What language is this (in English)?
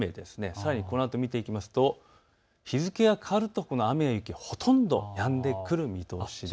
Japanese